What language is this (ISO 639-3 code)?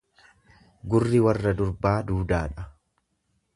orm